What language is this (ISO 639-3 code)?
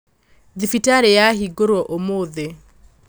kik